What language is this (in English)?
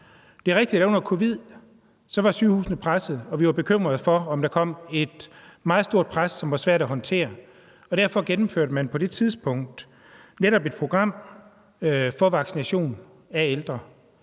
Danish